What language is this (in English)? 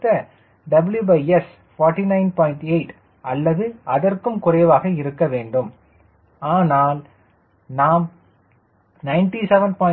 Tamil